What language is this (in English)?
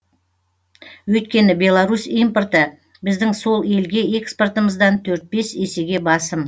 Kazakh